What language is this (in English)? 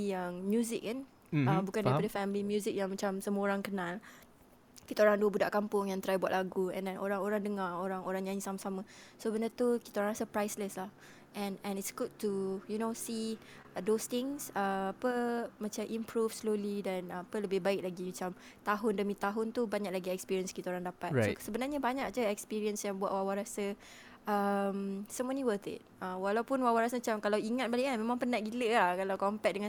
Malay